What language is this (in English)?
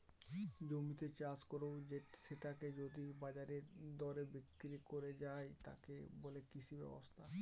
Bangla